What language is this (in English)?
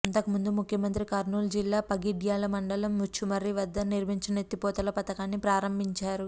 Telugu